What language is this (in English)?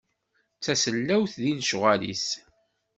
Kabyle